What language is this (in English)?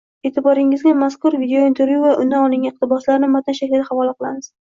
Uzbek